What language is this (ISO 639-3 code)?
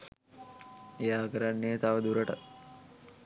sin